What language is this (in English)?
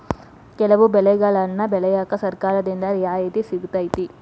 Kannada